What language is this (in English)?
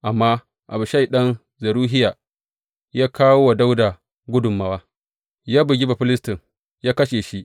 Hausa